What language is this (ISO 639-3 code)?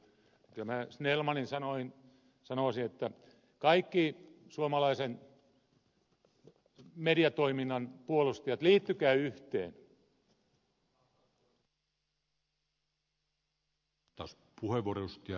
fin